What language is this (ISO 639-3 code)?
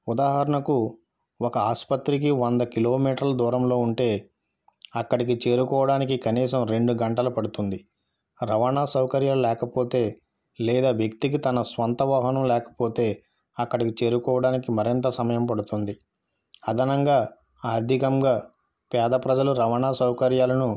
tel